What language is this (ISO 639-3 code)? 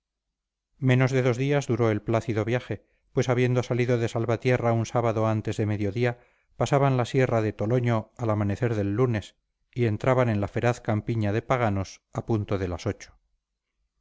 spa